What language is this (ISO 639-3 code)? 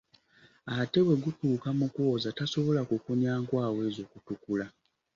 lug